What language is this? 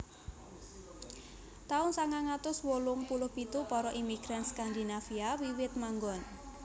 Javanese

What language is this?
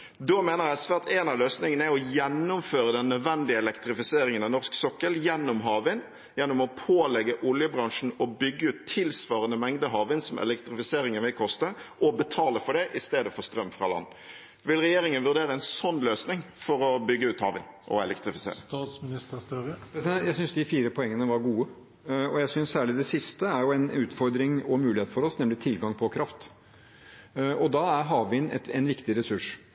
Norwegian Bokmål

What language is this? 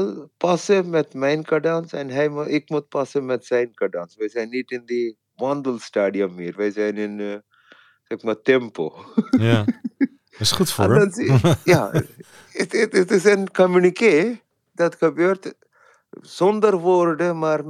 Dutch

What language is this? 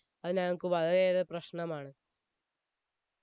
Malayalam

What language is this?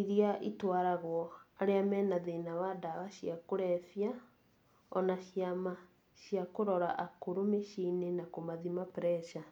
Kikuyu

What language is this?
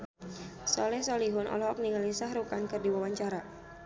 Sundanese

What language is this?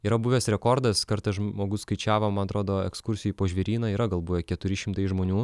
Lithuanian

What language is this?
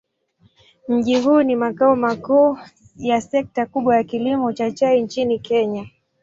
Swahili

